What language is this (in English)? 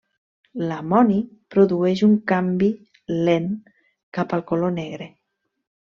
Catalan